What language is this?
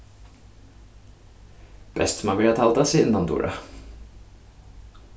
Faroese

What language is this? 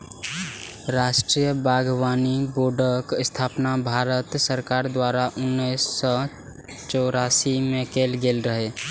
Maithili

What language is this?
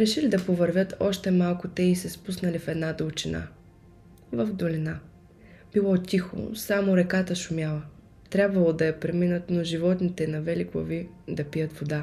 Bulgarian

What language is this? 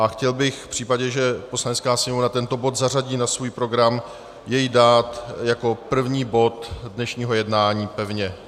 Czech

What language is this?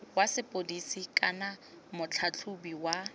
Tswana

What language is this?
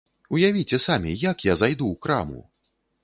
Belarusian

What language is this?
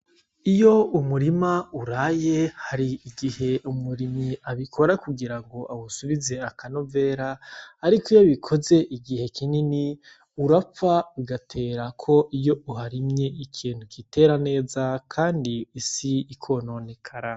Rundi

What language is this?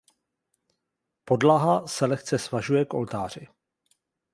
Czech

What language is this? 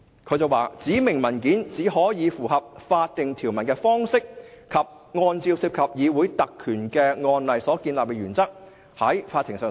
Cantonese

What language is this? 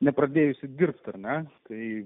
Lithuanian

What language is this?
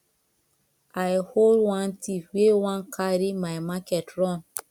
Nigerian Pidgin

